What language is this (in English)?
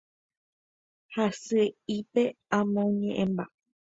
Guarani